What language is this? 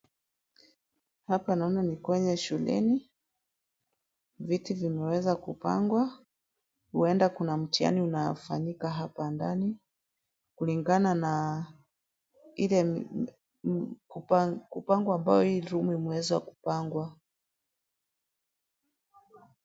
Swahili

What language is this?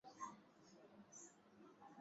Swahili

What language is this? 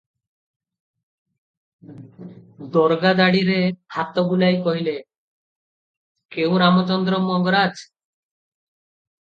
Odia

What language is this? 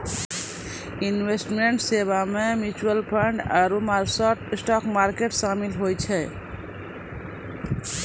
Maithili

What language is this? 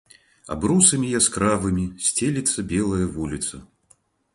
Belarusian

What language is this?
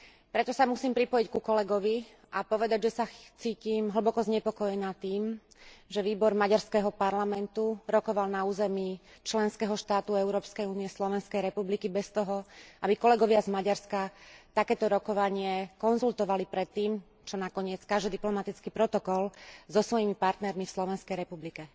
Slovak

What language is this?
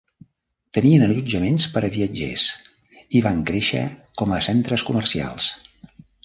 Catalan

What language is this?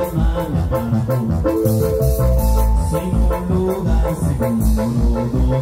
Arabic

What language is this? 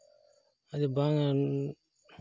Santali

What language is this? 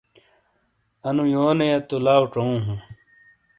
Shina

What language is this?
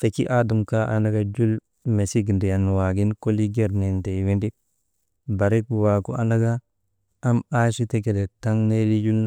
Maba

